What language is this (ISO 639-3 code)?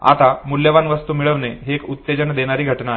mar